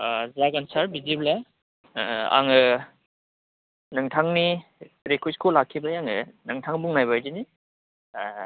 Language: Bodo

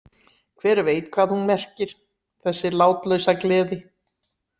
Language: Icelandic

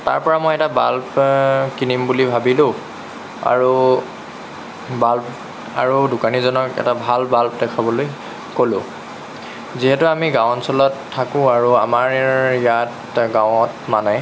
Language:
Assamese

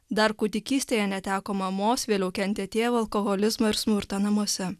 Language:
Lithuanian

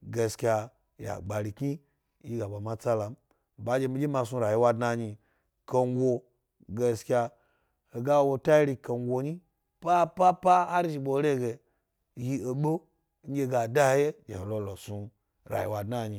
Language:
Gbari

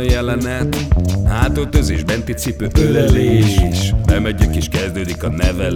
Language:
Hungarian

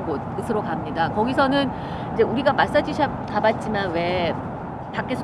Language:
Korean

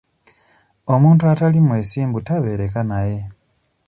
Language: Ganda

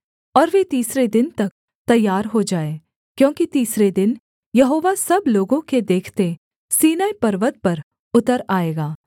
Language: Hindi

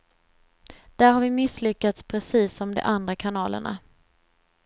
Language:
Swedish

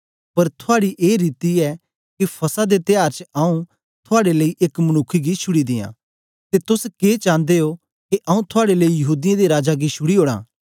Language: Dogri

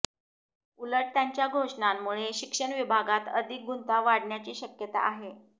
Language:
Marathi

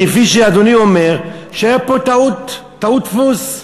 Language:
Hebrew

